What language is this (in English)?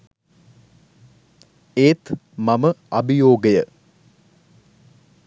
Sinhala